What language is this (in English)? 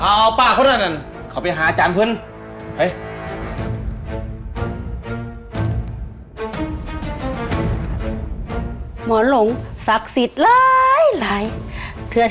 Thai